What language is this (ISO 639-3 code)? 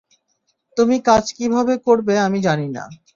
ben